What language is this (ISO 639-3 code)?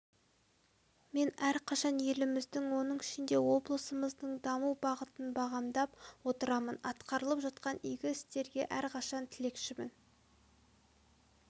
kaz